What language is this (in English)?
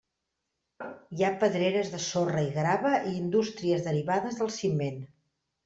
Catalan